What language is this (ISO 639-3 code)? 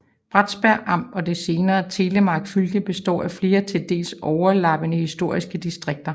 dan